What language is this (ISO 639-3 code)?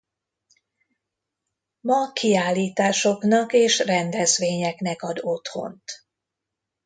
hun